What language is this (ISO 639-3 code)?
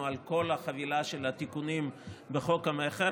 heb